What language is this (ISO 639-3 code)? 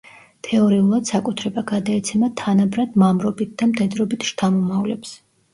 kat